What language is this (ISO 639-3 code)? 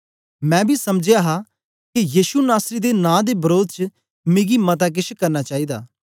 doi